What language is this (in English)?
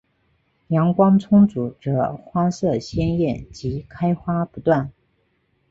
Chinese